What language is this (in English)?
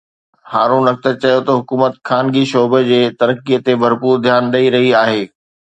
Sindhi